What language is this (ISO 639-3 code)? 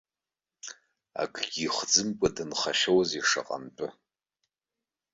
abk